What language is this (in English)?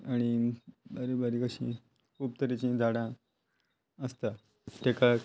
Konkani